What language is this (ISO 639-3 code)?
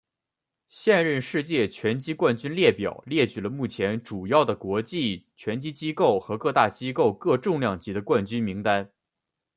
zho